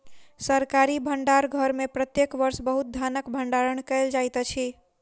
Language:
Maithili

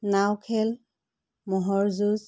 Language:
Assamese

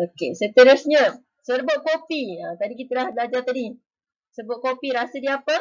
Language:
Malay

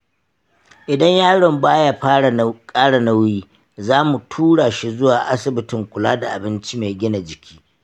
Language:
Hausa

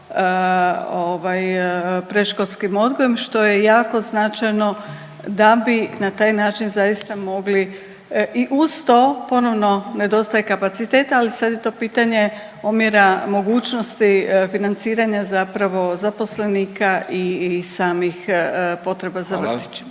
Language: Croatian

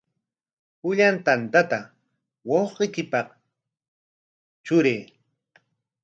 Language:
Corongo Ancash Quechua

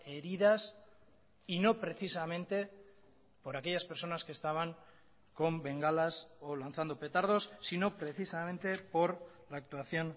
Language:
Spanish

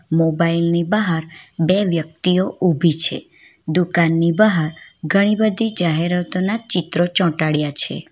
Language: Gujarati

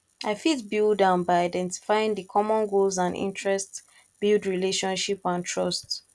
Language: Nigerian Pidgin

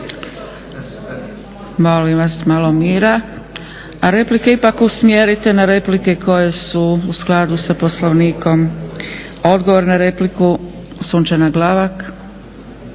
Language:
Croatian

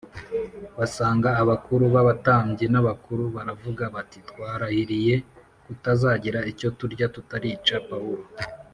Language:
Kinyarwanda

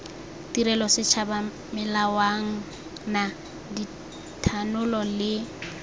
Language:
Tswana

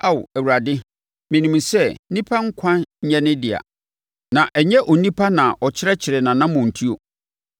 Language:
Akan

